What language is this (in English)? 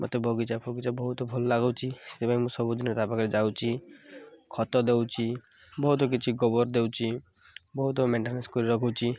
Odia